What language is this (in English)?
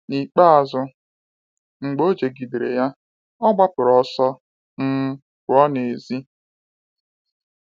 Igbo